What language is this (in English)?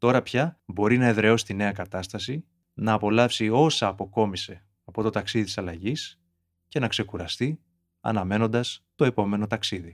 Greek